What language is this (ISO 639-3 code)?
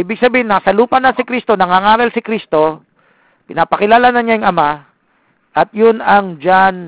fil